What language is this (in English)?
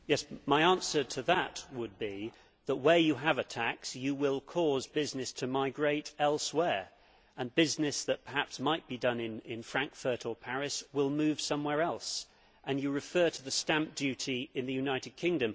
English